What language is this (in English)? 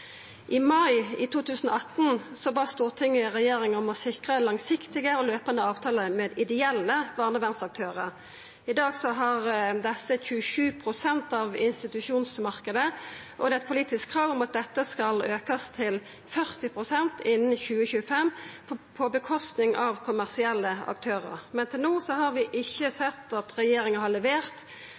Norwegian Nynorsk